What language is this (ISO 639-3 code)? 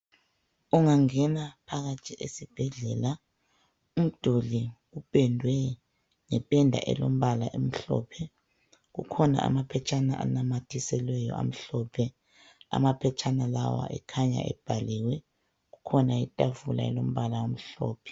nde